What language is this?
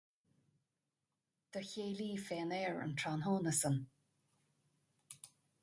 Irish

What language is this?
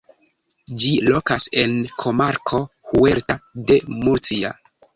Esperanto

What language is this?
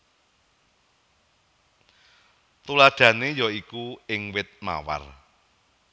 Javanese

